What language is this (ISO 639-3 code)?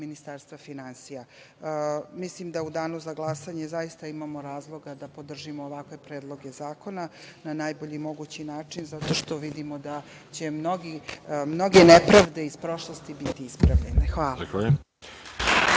srp